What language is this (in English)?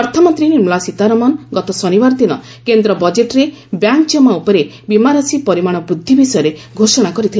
Odia